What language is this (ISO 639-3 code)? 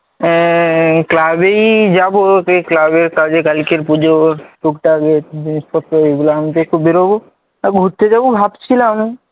ben